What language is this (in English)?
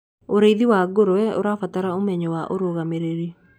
Kikuyu